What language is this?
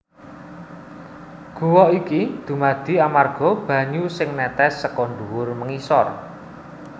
Javanese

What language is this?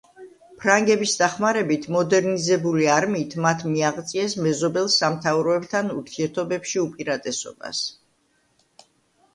Georgian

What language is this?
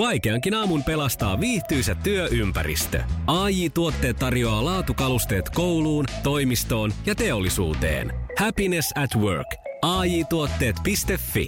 Finnish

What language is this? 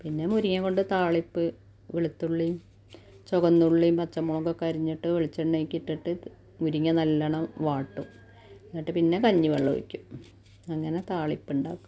Malayalam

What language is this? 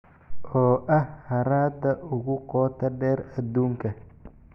Somali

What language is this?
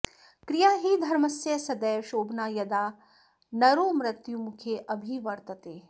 Sanskrit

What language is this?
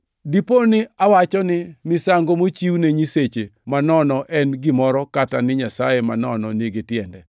Luo (Kenya and Tanzania)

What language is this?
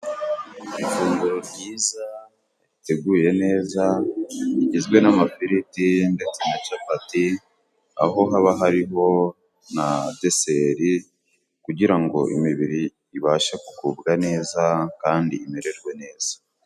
Kinyarwanda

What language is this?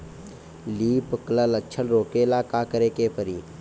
Bhojpuri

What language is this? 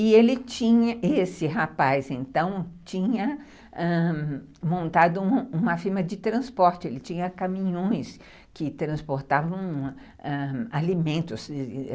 Portuguese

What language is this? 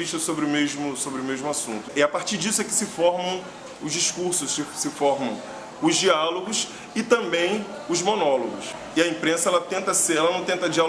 Portuguese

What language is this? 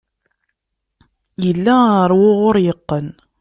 Kabyle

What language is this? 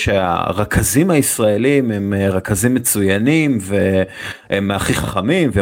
Hebrew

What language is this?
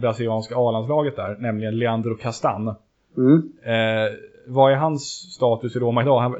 Swedish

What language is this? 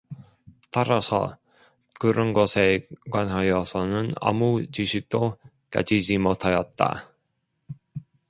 Korean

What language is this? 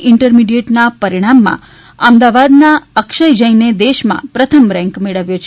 Gujarati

